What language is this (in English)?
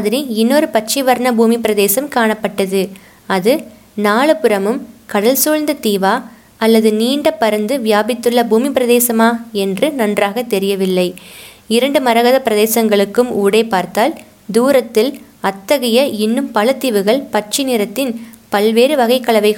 Tamil